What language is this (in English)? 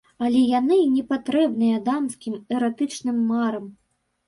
Belarusian